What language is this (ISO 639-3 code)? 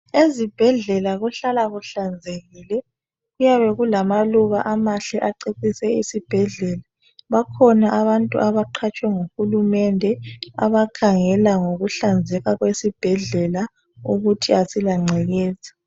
nde